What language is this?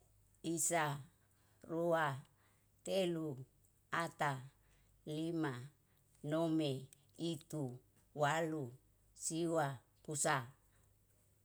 Yalahatan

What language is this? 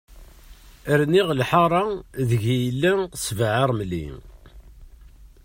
Kabyle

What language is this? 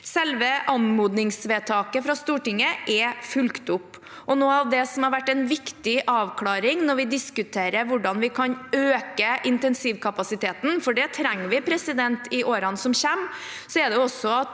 Norwegian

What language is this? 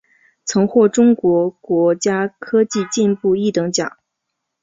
Chinese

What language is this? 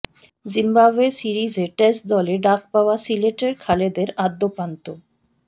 Bangla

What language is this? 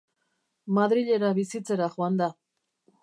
Basque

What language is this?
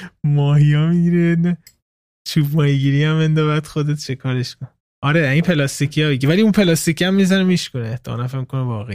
Persian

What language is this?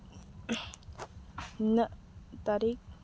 Santali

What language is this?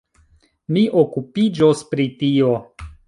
Esperanto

